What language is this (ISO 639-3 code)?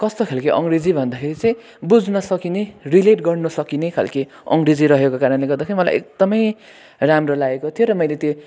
nep